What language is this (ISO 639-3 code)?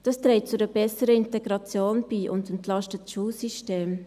gsw